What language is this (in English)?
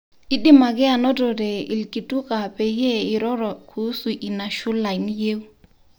Masai